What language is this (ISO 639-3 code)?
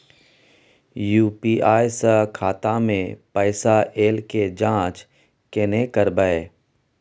mai